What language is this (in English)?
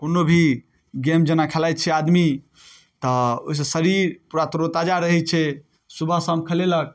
Maithili